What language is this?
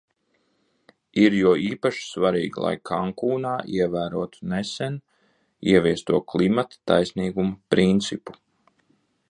Latvian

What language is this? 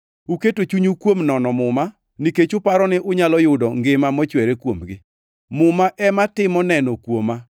Luo (Kenya and Tanzania)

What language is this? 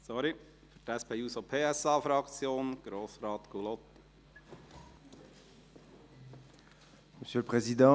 Swiss German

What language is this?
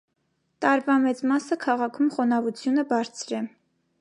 Armenian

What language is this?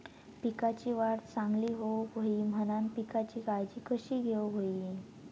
Marathi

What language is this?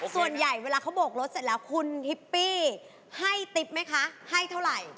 Thai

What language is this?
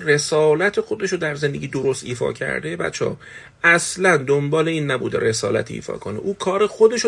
Persian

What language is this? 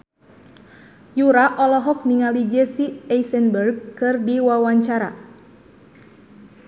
Sundanese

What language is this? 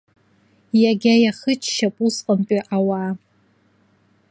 Abkhazian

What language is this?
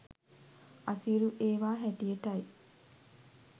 Sinhala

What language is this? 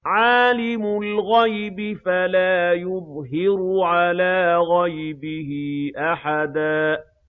Arabic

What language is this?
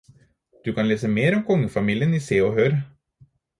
Norwegian Bokmål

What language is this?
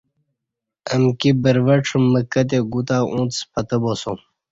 Kati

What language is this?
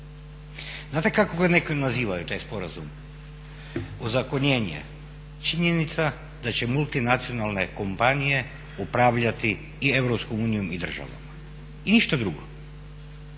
Croatian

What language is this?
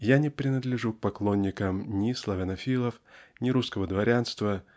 Russian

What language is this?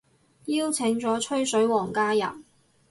Cantonese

